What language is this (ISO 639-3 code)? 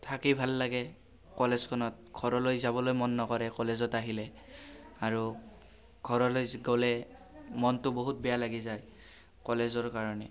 asm